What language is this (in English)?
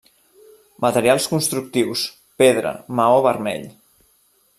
Catalan